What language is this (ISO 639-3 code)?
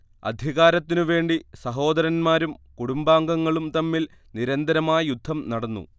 mal